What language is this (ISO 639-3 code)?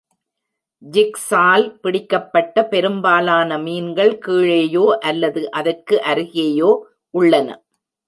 tam